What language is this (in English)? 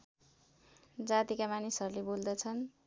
Nepali